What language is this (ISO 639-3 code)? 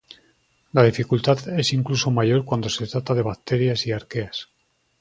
spa